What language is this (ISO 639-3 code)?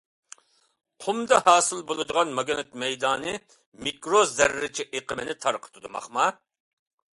uig